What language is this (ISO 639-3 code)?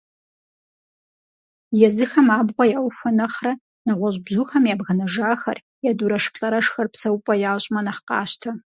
kbd